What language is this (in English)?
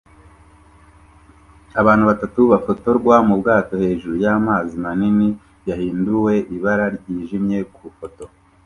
Kinyarwanda